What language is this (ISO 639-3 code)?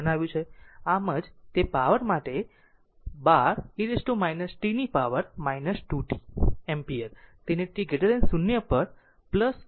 guj